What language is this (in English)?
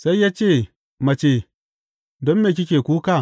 Hausa